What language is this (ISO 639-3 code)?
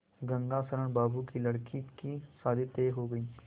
hin